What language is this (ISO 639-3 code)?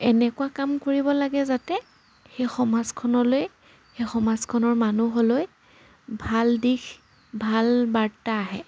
asm